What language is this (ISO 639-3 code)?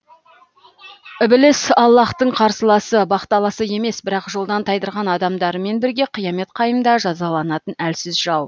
kaz